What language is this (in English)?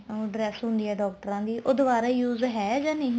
Punjabi